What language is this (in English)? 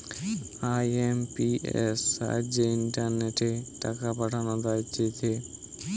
Bangla